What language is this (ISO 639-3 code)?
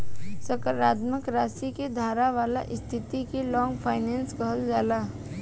bho